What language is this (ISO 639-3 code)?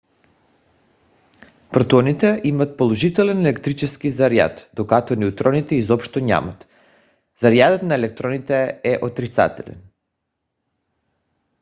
bul